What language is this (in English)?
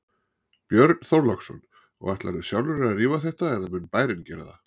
Icelandic